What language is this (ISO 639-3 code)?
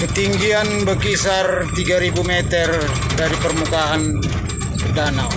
ind